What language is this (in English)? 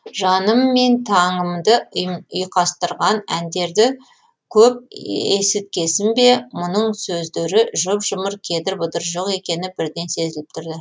Kazakh